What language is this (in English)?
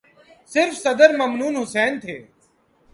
Urdu